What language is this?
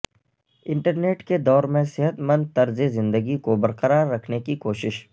Urdu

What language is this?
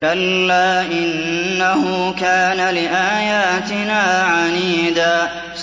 Arabic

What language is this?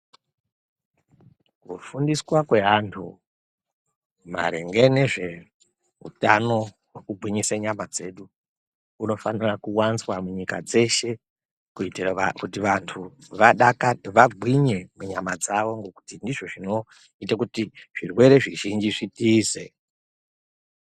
Ndau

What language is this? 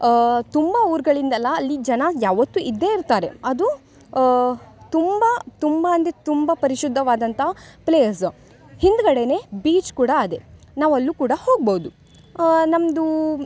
Kannada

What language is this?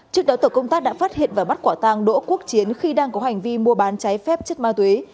Vietnamese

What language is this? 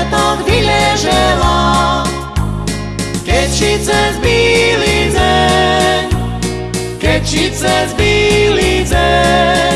Slovak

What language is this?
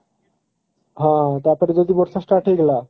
Odia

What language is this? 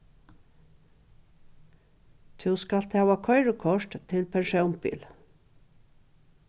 Faroese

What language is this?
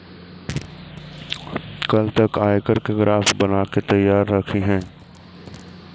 Magahi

